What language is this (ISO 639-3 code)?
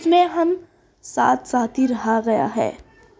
urd